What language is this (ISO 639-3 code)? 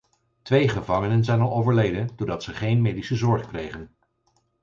nld